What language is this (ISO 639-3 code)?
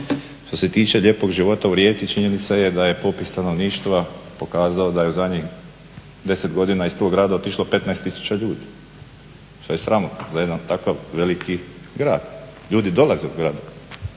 hrv